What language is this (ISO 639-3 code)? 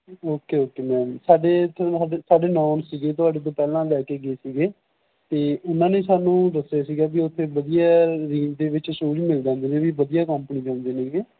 pan